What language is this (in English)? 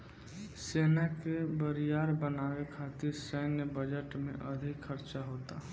Bhojpuri